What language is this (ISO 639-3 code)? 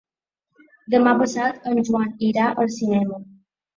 cat